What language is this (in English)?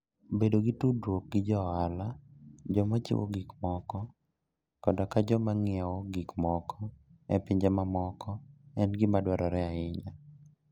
Luo (Kenya and Tanzania)